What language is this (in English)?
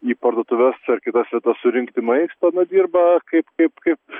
Lithuanian